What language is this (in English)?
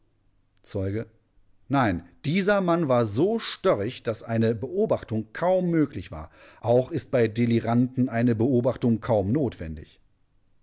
German